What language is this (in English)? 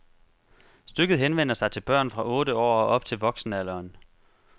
Danish